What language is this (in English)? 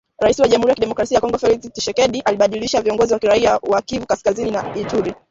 Swahili